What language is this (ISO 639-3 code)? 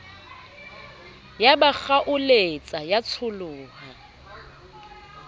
sot